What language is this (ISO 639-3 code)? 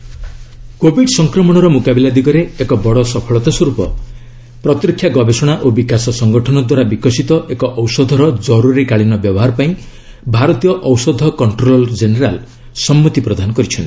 ori